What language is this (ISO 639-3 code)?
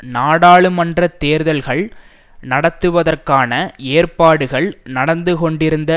tam